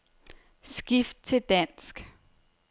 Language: Danish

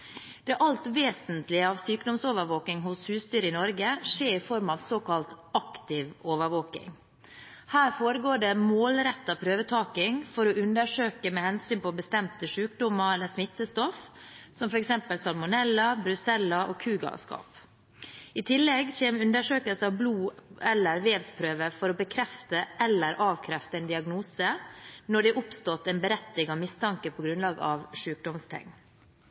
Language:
Norwegian Bokmål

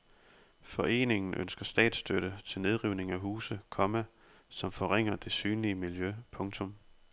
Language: Danish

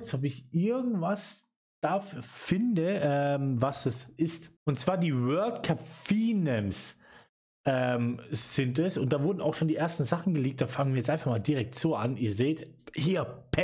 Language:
German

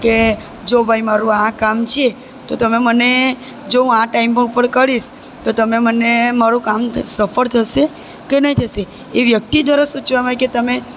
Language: Gujarati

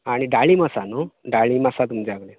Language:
Konkani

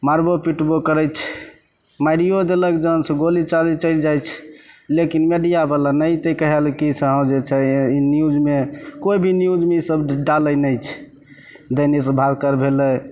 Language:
Maithili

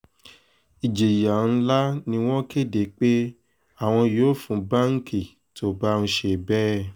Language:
Yoruba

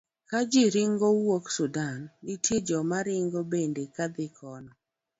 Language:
Luo (Kenya and Tanzania)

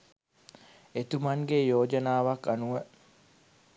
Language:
Sinhala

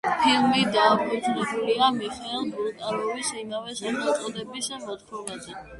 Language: Georgian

